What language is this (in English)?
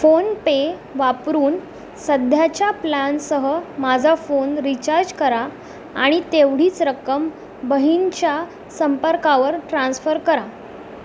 Marathi